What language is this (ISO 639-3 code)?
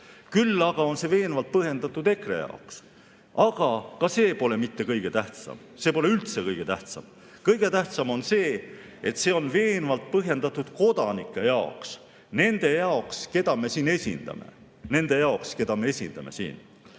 est